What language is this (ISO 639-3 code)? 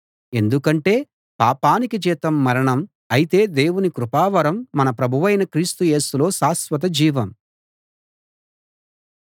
tel